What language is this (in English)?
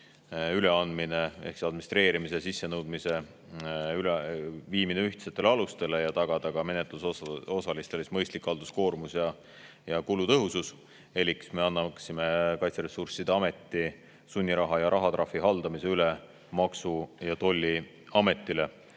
Estonian